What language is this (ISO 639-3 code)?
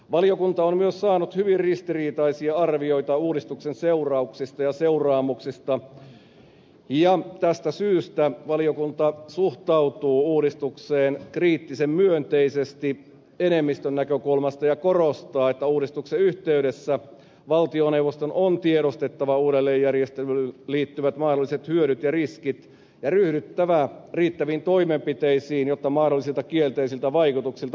fin